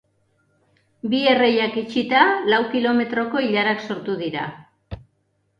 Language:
Basque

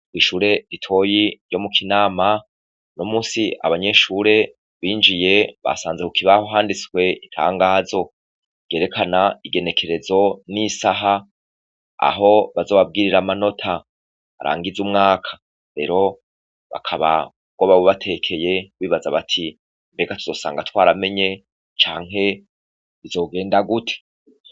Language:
Rundi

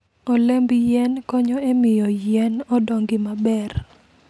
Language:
Luo (Kenya and Tanzania)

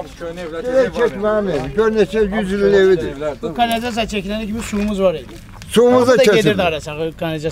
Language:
Turkish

